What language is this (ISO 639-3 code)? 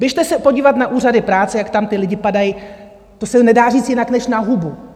ces